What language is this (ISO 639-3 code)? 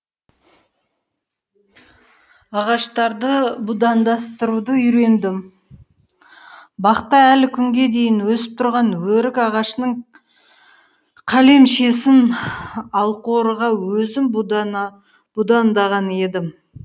kaz